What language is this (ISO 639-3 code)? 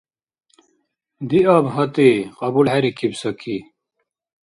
dar